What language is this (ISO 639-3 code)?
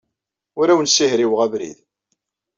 kab